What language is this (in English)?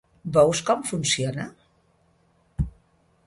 Catalan